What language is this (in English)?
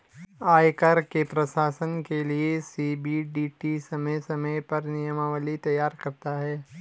Hindi